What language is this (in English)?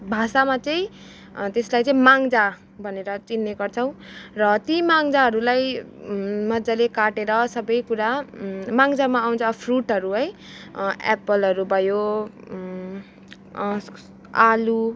Nepali